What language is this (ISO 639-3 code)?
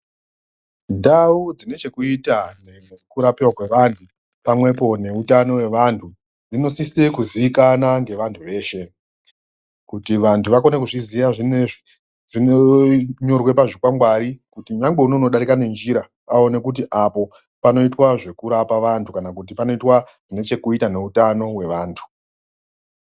ndc